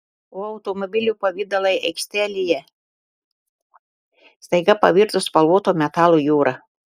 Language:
Lithuanian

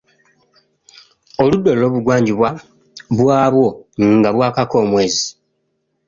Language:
Ganda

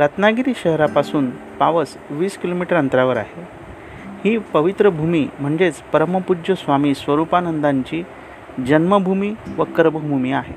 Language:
Marathi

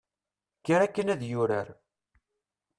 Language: Kabyle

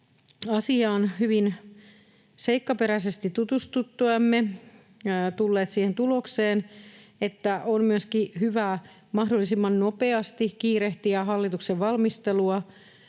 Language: Finnish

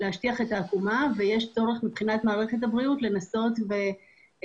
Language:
Hebrew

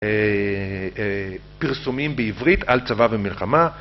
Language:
Hebrew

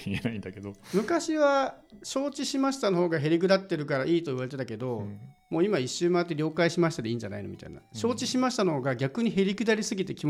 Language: Japanese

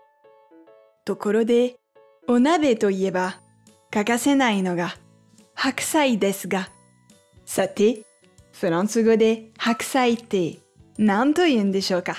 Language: Japanese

